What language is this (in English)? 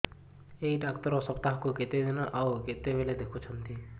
Odia